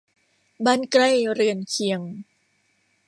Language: Thai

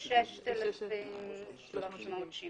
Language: Hebrew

